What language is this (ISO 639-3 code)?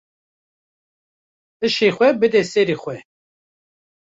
kur